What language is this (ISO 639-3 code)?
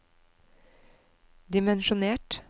nor